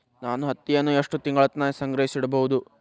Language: Kannada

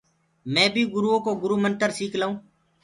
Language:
Gurgula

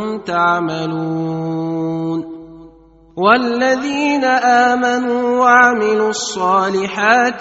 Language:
Arabic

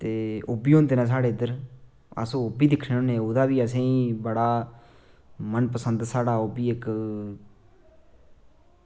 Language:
Dogri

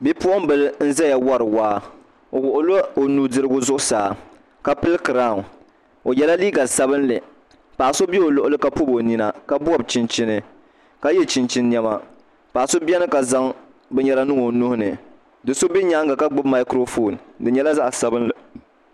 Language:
Dagbani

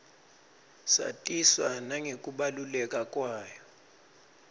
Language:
Swati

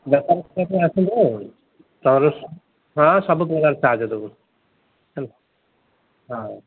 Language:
Odia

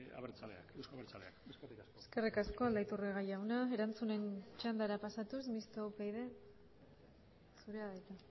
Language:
Basque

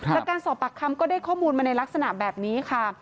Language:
Thai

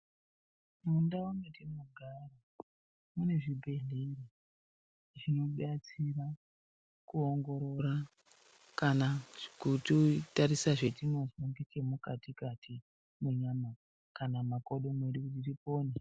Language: Ndau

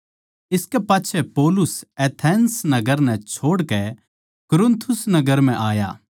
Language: Haryanvi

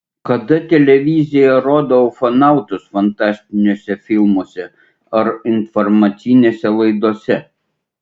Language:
Lithuanian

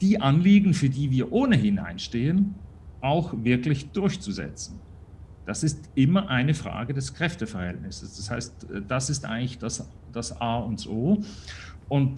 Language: German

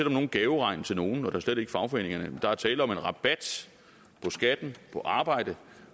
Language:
Danish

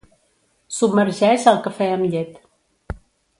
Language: Catalan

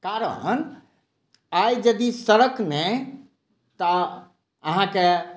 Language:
Maithili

